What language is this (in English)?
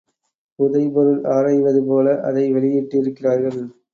Tamil